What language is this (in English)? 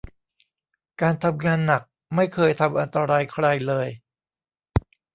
Thai